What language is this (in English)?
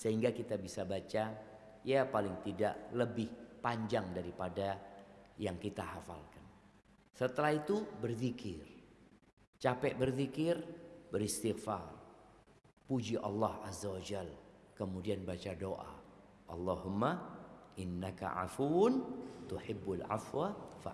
Indonesian